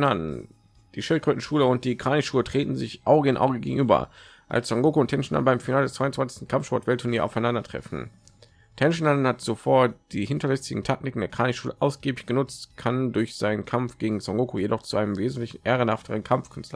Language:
German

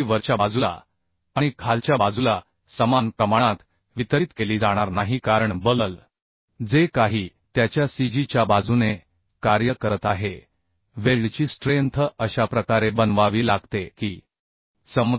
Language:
Marathi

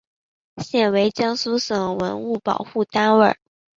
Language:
Chinese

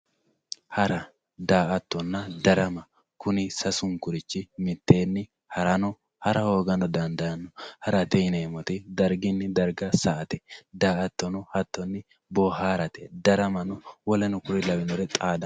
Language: Sidamo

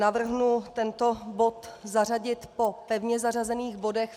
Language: Czech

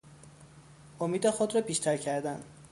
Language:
Persian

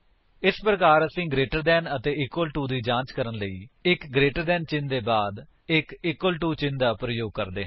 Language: Punjabi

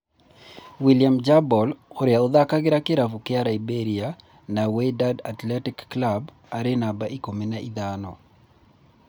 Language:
Kikuyu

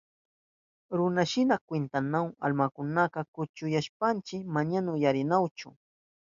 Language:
Southern Pastaza Quechua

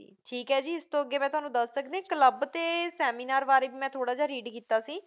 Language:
Punjabi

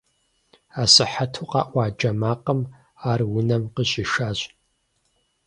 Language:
Kabardian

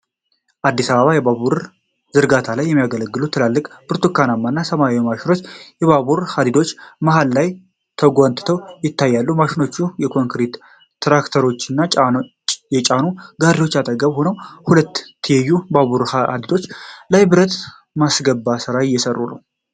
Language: Amharic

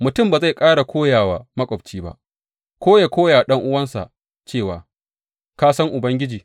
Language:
Hausa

